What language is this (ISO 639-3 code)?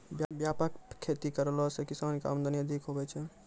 mai